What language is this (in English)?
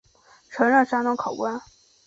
Chinese